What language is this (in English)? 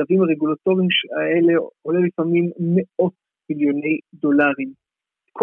Hebrew